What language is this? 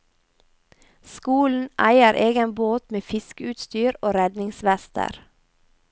Norwegian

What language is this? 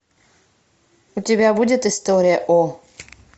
Russian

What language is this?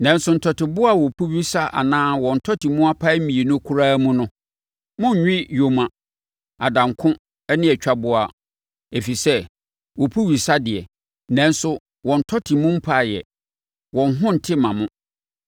Akan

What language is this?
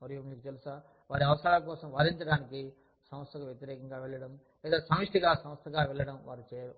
Telugu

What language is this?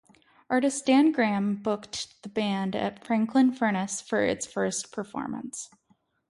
English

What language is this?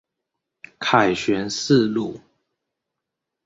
Chinese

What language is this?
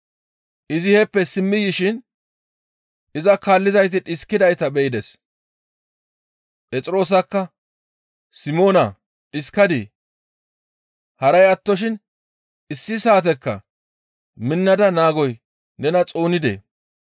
Gamo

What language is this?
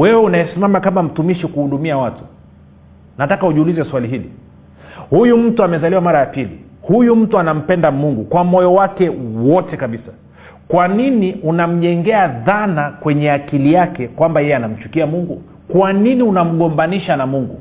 Swahili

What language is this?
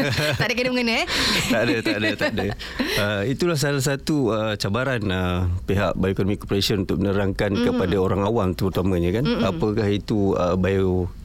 Malay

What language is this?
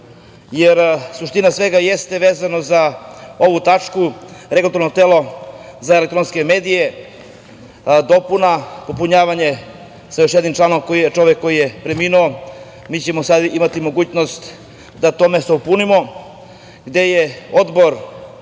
Serbian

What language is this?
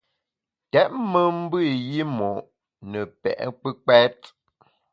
Bamun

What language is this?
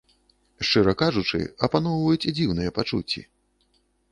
Belarusian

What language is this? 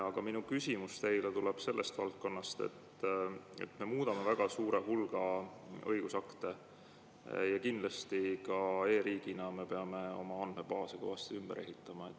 Estonian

